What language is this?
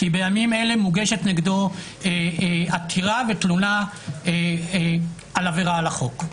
Hebrew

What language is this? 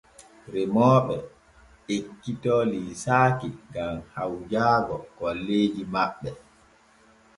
Borgu Fulfulde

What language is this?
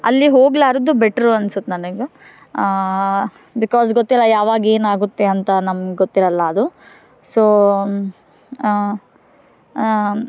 Kannada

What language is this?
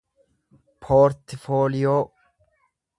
Oromo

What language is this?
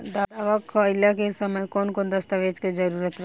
Bhojpuri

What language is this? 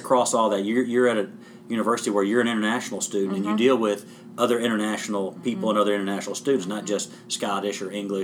English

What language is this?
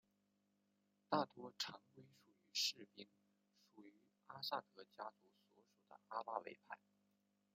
Chinese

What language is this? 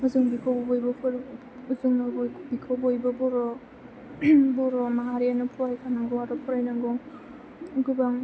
Bodo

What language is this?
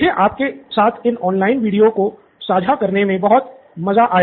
Hindi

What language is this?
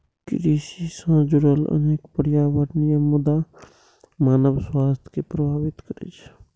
Maithili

